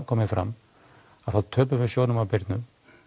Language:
Icelandic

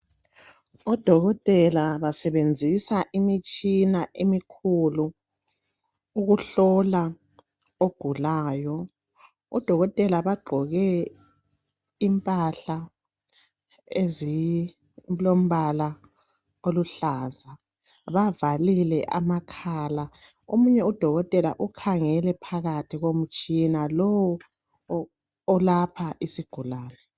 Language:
North Ndebele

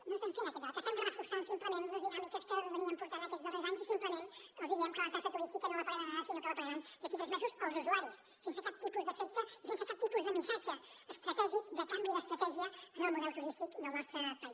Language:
Catalan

